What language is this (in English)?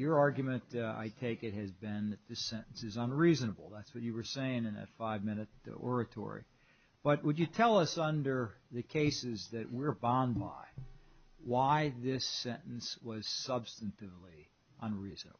English